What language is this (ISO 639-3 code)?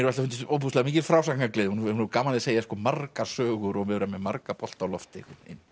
isl